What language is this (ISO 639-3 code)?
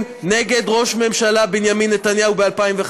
heb